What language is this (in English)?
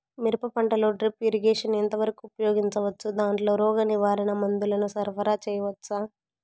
Telugu